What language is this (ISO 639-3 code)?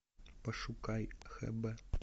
rus